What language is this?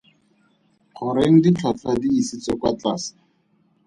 Tswana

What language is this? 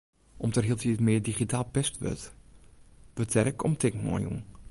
Western Frisian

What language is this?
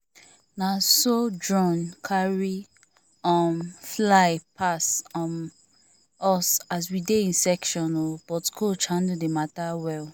Nigerian Pidgin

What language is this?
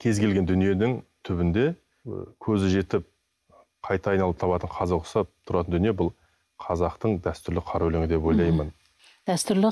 Turkish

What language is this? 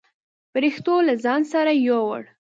Pashto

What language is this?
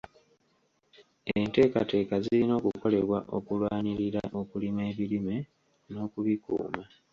Ganda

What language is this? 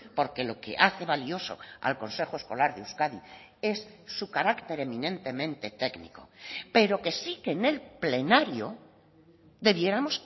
Spanish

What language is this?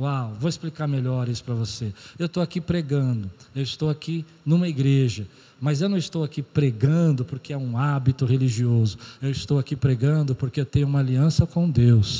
Portuguese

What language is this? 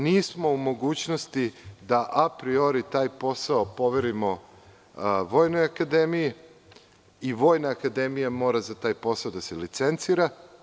Serbian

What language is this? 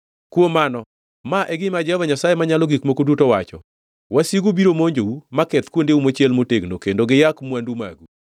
Luo (Kenya and Tanzania)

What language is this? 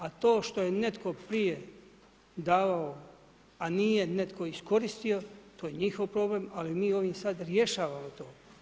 Croatian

